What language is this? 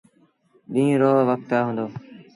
Sindhi Bhil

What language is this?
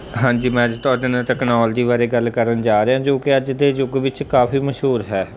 Punjabi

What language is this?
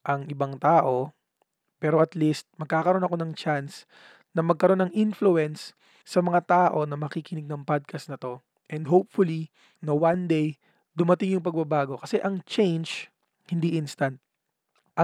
Filipino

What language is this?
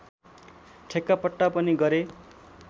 Nepali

